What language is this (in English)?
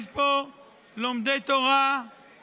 Hebrew